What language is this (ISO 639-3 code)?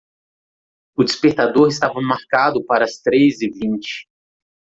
por